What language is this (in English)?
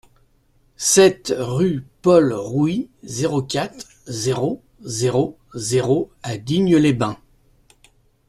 French